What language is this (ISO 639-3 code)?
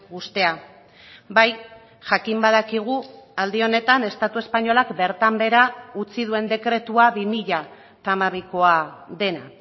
eus